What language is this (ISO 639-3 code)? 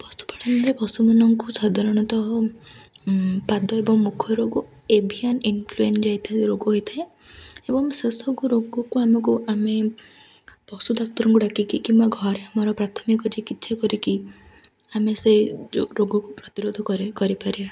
ori